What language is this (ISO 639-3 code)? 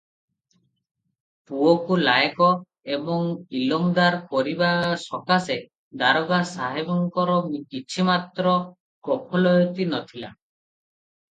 ori